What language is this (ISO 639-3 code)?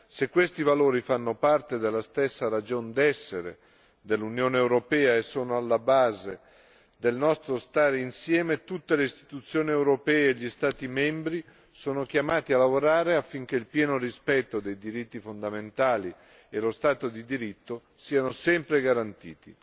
ita